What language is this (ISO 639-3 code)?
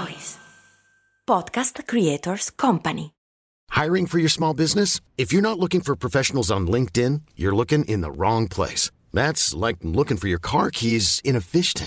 ita